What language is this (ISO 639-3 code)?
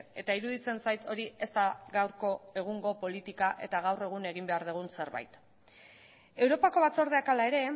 eus